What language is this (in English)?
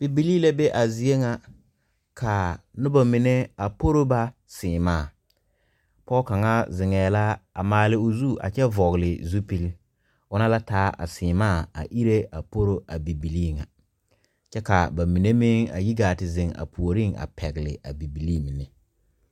Southern Dagaare